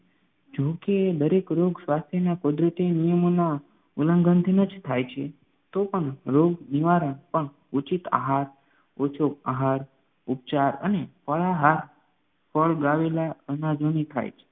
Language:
Gujarati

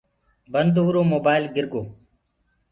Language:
Gurgula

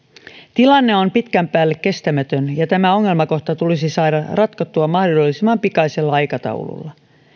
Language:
Finnish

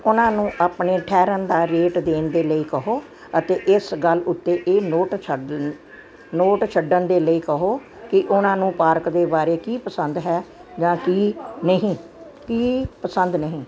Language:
Punjabi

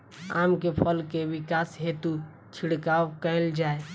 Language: Maithili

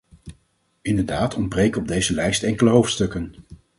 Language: Dutch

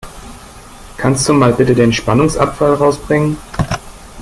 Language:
German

